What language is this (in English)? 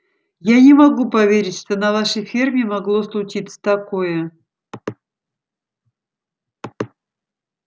Russian